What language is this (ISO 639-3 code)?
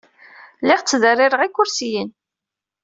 kab